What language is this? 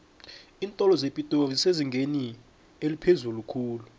South Ndebele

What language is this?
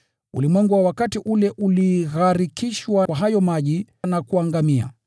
Swahili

